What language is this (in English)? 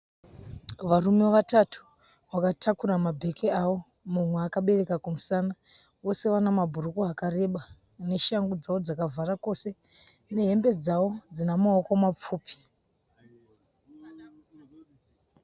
Shona